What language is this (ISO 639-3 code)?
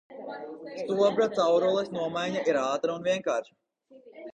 lav